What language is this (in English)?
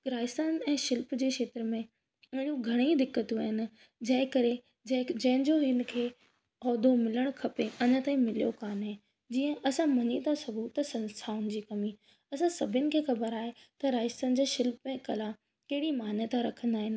Sindhi